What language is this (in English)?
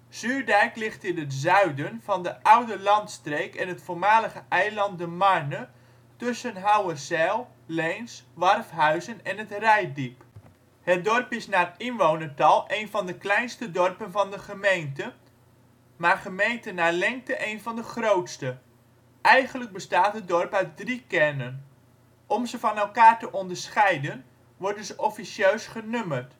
Dutch